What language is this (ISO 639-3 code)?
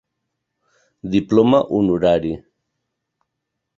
cat